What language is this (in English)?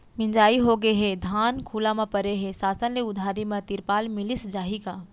Chhattisgarhi